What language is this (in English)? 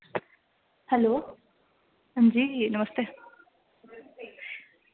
Dogri